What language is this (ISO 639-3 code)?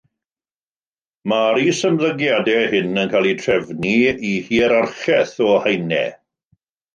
cym